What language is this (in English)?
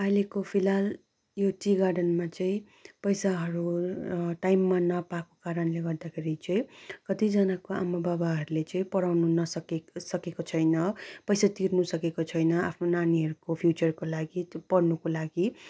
Nepali